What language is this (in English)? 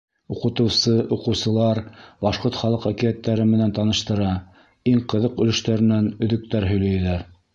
Bashkir